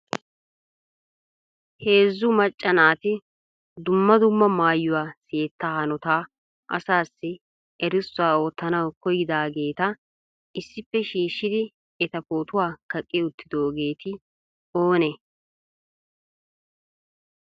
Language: Wolaytta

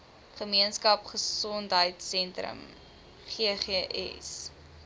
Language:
Afrikaans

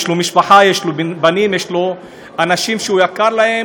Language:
Hebrew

